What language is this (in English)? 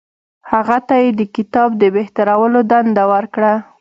Pashto